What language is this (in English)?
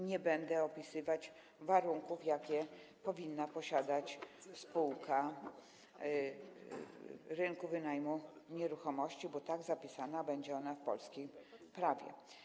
Polish